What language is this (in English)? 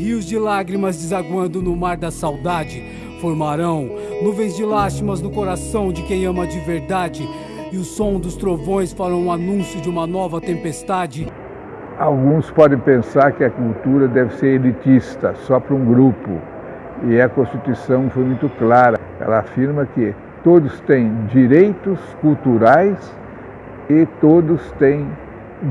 Portuguese